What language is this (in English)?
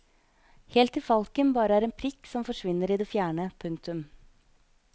Norwegian